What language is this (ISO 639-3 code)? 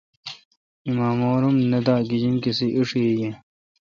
xka